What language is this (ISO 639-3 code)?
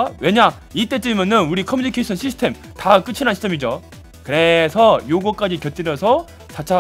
kor